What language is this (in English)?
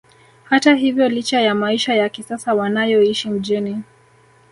Swahili